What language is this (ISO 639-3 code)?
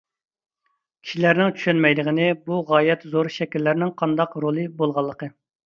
uig